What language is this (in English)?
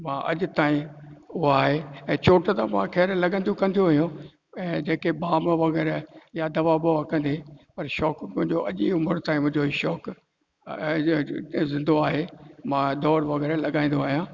Sindhi